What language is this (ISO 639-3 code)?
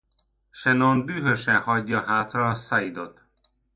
hun